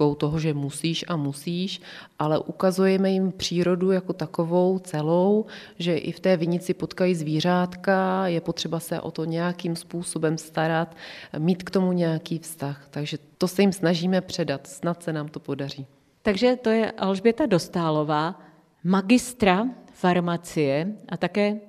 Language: Czech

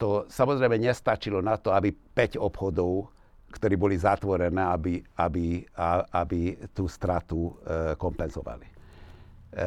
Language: Slovak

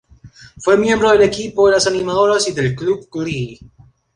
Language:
Spanish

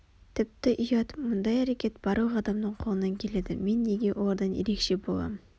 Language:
Kazakh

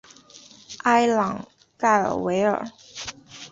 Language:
Chinese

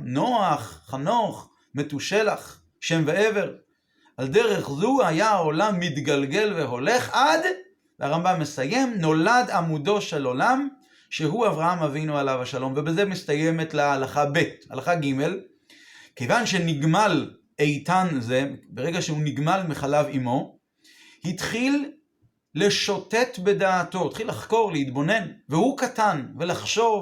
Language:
Hebrew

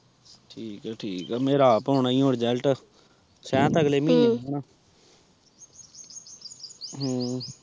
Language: Punjabi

